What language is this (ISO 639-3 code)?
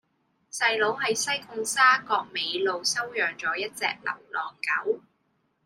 yue